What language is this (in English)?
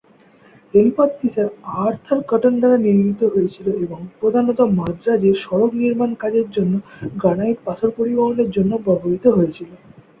Bangla